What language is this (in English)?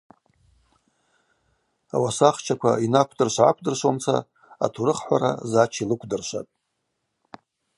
Abaza